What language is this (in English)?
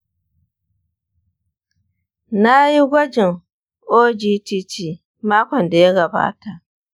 Hausa